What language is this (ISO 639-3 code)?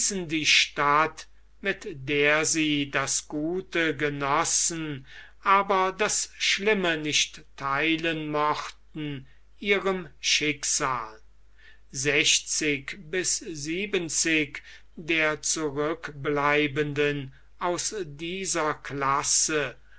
deu